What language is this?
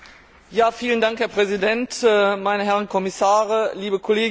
German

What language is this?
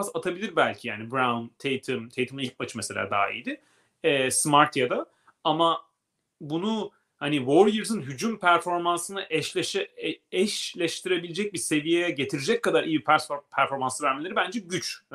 Turkish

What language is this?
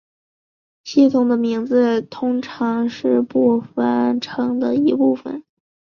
Chinese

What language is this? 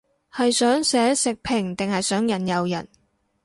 Cantonese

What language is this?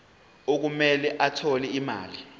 Zulu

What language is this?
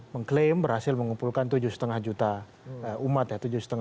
Indonesian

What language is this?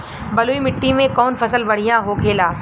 Bhojpuri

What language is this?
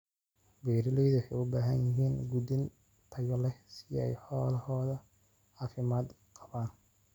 Somali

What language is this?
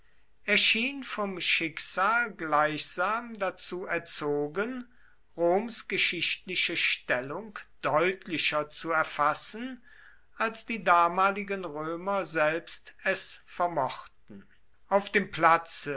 German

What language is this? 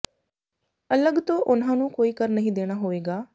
Punjabi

